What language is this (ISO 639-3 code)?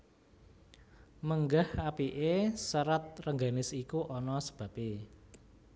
jav